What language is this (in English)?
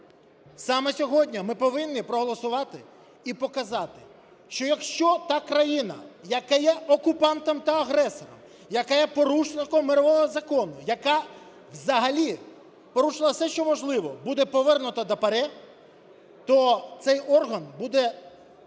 Ukrainian